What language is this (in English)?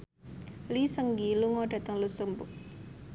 Javanese